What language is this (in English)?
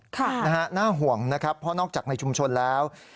Thai